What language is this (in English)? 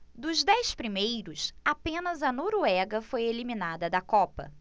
Portuguese